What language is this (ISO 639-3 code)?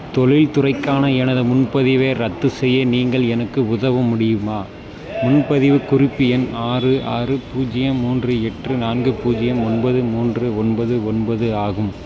tam